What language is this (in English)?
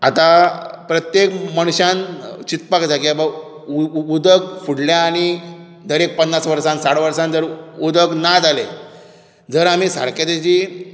Konkani